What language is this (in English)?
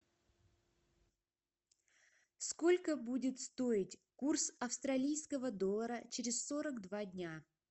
Russian